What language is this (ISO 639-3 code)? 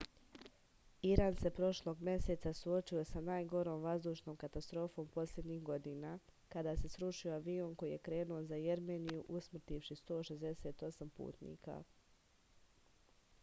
srp